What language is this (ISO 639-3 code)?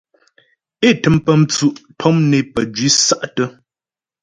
bbj